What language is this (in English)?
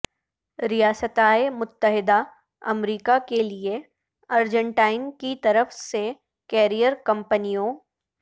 Urdu